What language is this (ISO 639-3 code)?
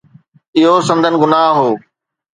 snd